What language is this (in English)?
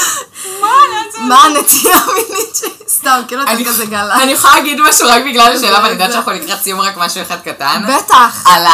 Hebrew